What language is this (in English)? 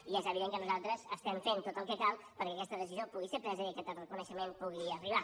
Catalan